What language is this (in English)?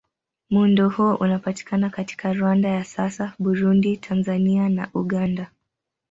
Swahili